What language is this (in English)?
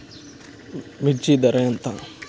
Telugu